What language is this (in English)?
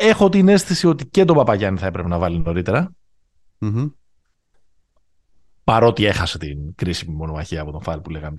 Greek